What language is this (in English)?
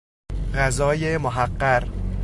Persian